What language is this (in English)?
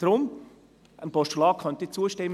Swiss German